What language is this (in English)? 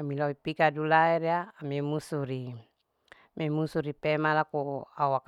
Larike-Wakasihu